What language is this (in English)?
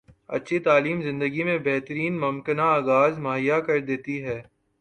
Urdu